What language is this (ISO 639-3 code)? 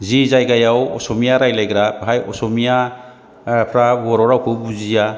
brx